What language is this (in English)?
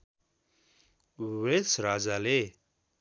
Nepali